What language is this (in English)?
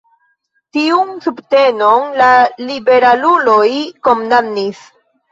Esperanto